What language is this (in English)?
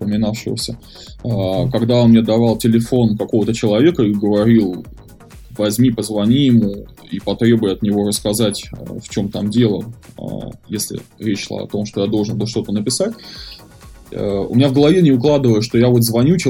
Russian